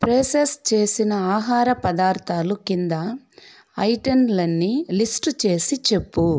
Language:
Telugu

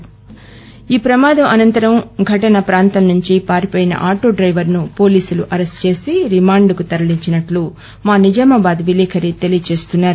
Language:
Telugu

